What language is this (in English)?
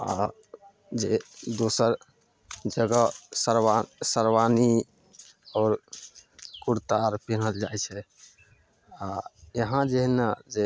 Maithili